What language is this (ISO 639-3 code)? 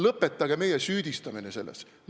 est